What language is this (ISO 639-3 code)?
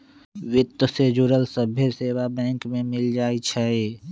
mag